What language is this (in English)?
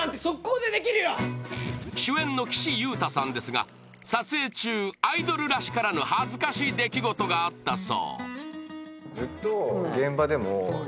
Japanese